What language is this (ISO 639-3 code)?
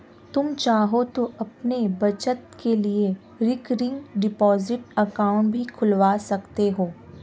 hin